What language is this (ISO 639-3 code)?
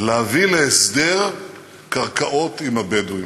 heb